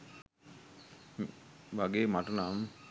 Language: Sinhala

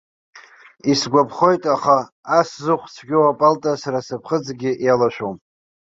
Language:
Abkhazian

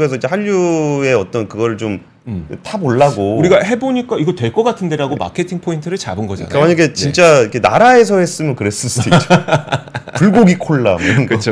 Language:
Korean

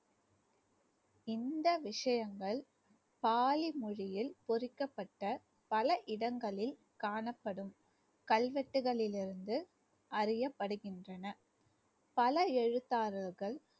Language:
Tamil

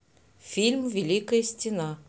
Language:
Russian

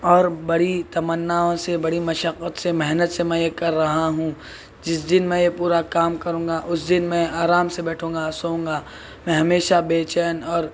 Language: Urdu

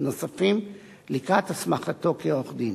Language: Hebrew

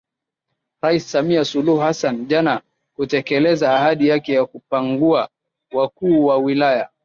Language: Swahili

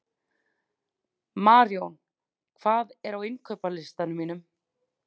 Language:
Icelandic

